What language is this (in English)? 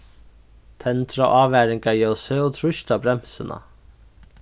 Faroese